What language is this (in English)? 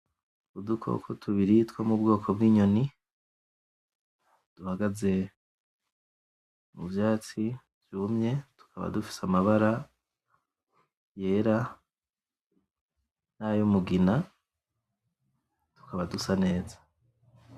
Rundi